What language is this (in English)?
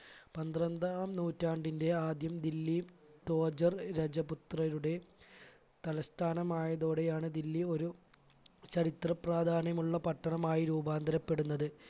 Malayalam